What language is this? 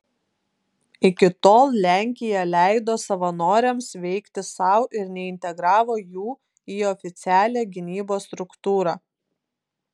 Lithuanian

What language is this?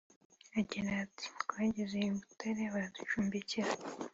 Kinyarwanda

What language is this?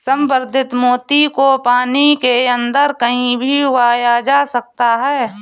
Hindi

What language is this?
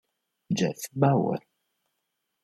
Italian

